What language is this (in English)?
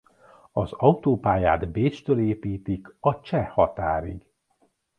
Hungarian